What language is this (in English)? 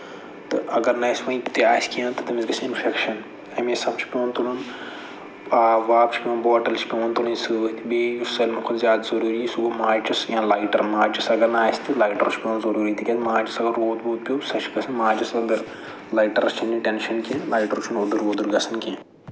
Kashmiri